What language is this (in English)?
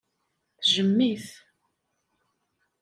Kabyle